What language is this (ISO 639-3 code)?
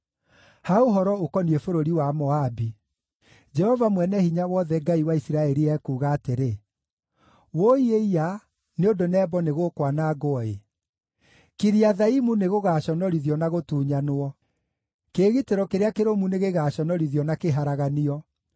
kik